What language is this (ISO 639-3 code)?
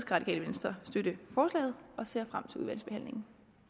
dan